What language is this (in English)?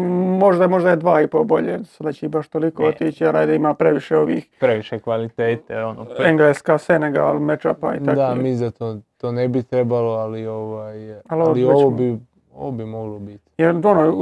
Croatian